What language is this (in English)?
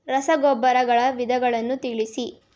Kannada